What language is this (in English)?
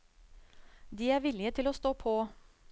Norwegian